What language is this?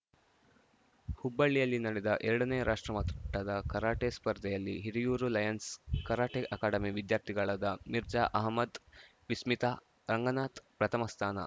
Kannada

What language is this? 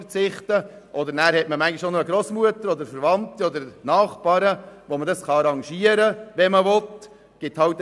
Swiss German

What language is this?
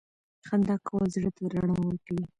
Pashto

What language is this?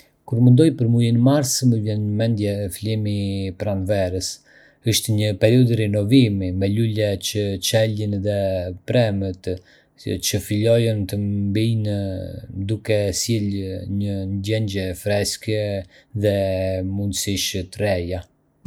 Arbëreshë Albanian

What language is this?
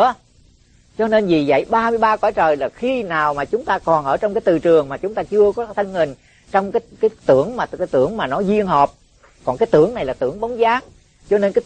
Vietnamese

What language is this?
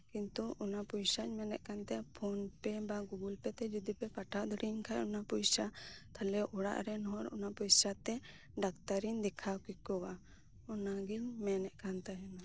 Santali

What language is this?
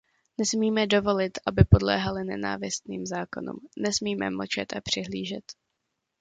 Czech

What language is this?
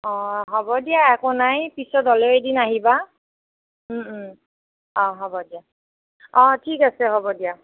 Assamese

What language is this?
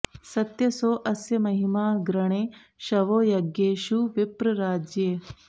Sanskrit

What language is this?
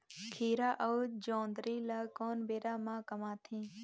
Chhattisgarhi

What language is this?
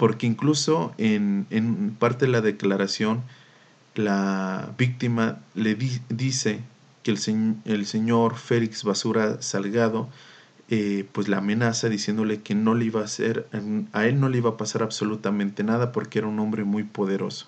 Spanish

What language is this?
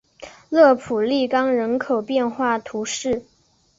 Chinese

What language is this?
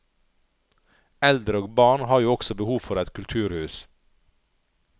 Norwegian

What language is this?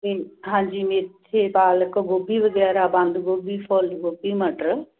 Punjabi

